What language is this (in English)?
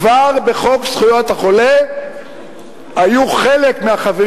Hebrew